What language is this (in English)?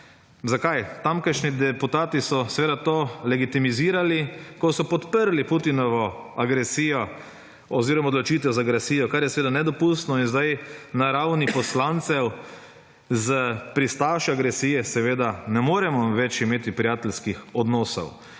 Slovenian